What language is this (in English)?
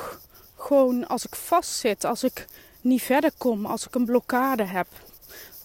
Dutch